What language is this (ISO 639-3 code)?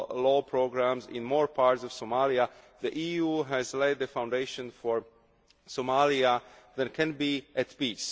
eng